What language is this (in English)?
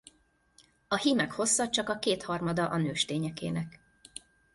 Hungarian